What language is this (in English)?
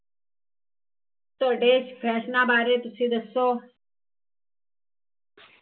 Punjabi